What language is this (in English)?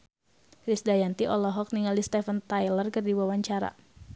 Sundanese